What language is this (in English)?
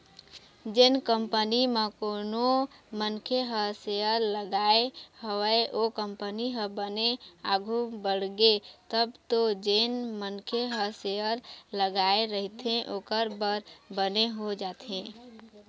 Chhattisgarhi